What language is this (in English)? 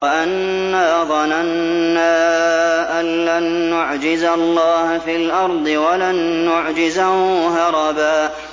Arabic